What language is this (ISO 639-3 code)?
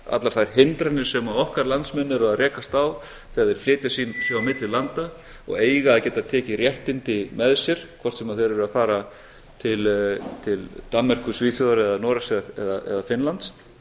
isl